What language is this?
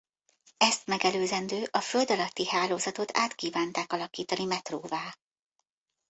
Hungarian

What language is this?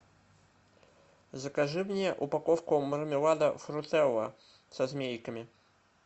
Russian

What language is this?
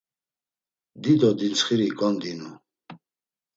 Laz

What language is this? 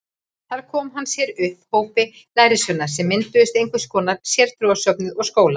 Icelandic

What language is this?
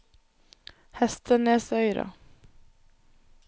Norwegian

